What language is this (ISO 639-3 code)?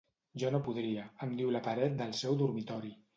cat